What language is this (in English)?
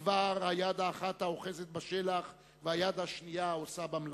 Hebrew